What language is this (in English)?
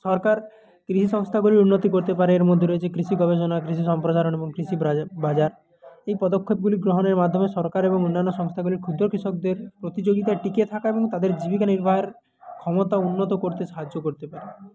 Bangla